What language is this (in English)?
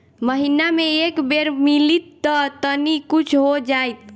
Bhojpuri